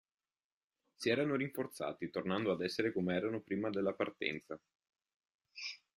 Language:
Italian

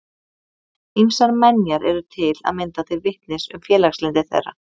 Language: Icelandic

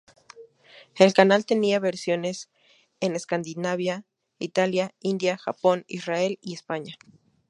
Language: Spanish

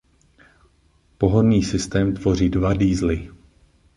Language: Czech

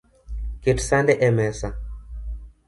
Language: Luo (Kenya and Tanzania)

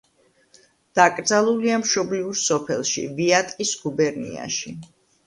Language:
Georgian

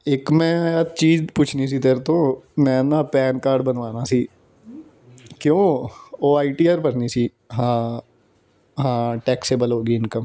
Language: Punjabi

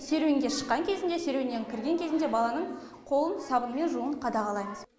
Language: Kazakh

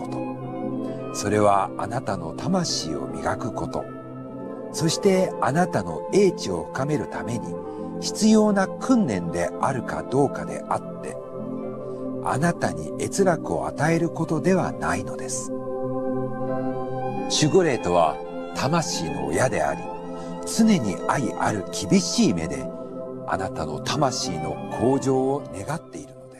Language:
Japanese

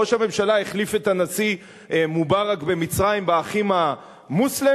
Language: Hebrew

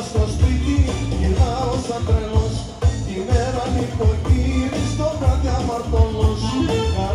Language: Greek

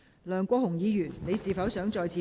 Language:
Cantonese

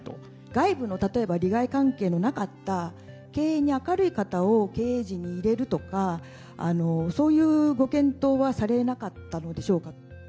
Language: Japanese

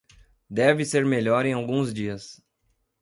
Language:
Portuguese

